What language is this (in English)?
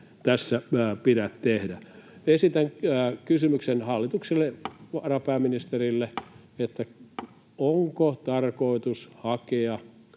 Finnish